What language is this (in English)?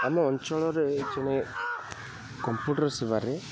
Odia